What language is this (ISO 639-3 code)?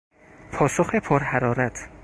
fas